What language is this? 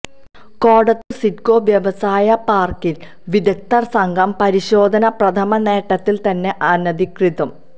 Malayalam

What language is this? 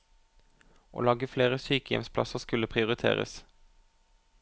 Norwegian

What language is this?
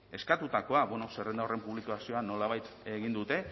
Basque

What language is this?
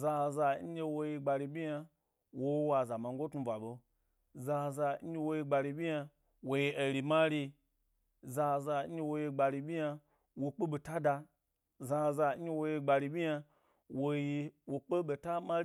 Gbari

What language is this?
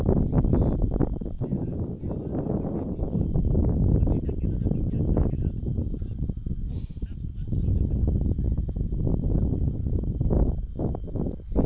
Bhojpuri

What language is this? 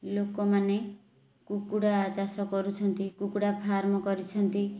Odia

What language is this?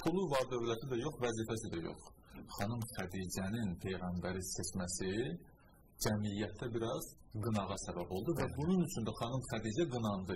Turkish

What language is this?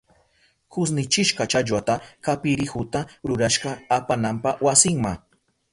Southern Pastaza Quechua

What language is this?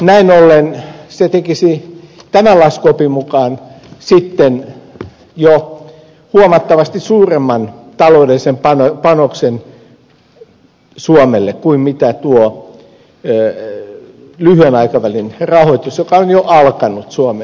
Finnish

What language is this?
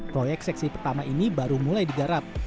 Indonesian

